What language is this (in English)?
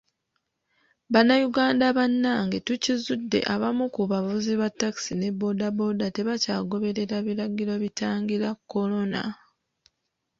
Ganda